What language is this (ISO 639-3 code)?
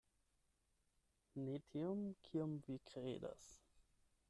epo